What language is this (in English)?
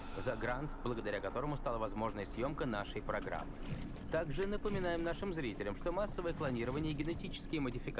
Russian